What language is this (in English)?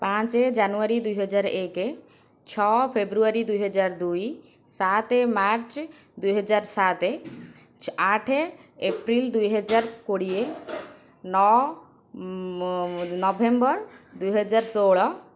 Odia